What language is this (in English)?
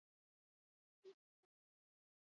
Basque